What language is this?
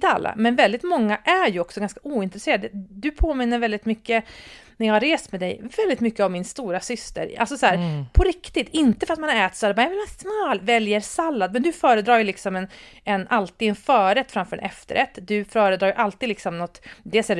Swedish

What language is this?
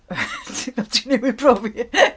Welsh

